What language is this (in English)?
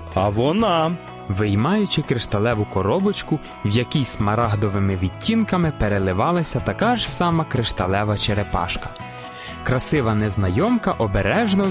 Ukrainian